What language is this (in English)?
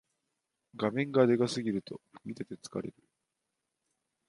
Japanese